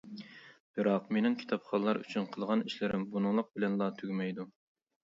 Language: Uyghur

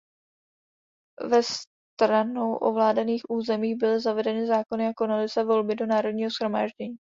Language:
Czech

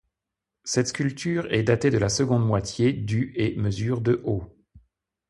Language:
French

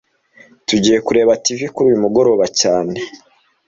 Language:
Kinyarwanda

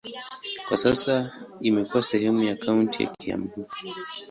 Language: Swahili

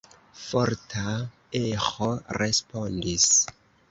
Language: Esperanto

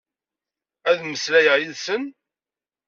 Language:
Kabyle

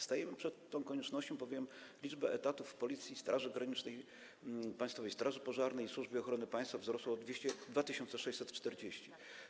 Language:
Polish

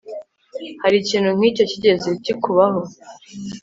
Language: Kinyarwanda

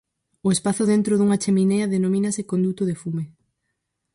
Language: Galician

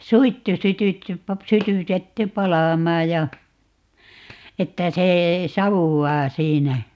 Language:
Finnish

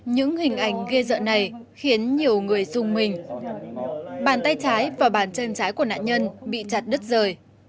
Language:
Vietnamese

